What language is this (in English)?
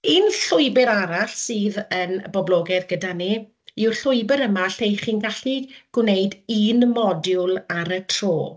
Welsh